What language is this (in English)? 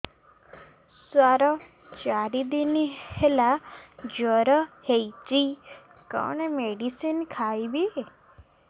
Odia